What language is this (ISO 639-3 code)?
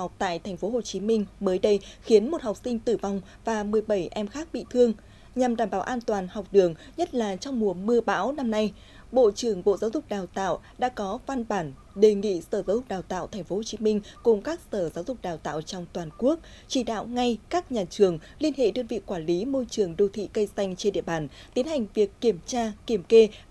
vie